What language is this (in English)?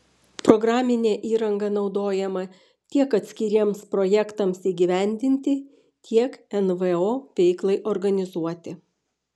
Lithuanian